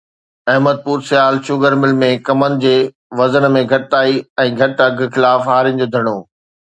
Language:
Sindhi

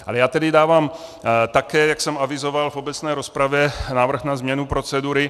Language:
Czech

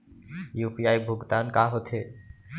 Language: Chhattisgarhi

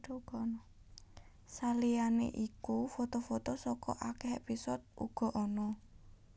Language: Javanese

